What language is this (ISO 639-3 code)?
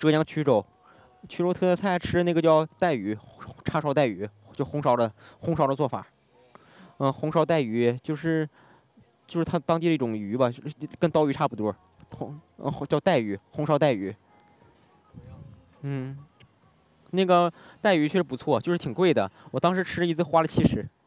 zho